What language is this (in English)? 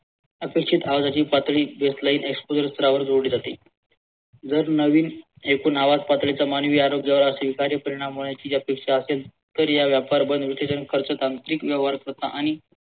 Marathi